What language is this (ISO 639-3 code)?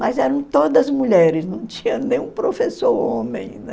por